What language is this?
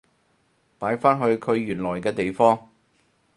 Cantonese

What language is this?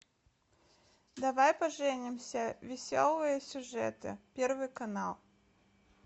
Russian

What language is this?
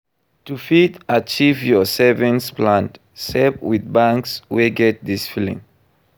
Nigerian Pidgin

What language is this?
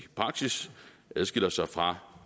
Danish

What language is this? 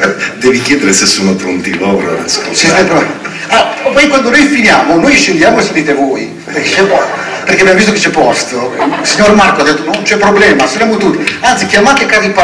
Italian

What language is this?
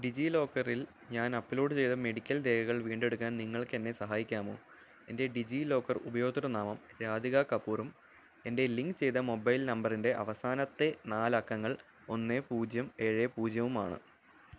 Malayalam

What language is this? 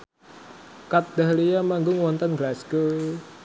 Javanese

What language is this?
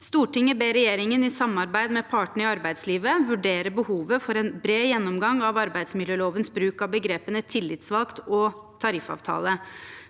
Norwegian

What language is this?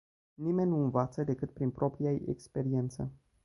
Romanian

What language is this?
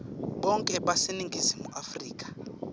Swati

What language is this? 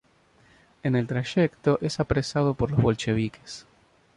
Spanish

